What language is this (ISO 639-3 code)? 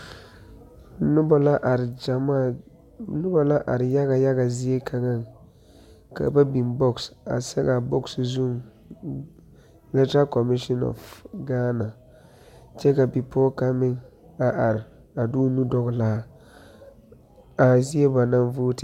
dga